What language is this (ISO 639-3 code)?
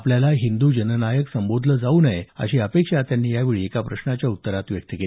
mar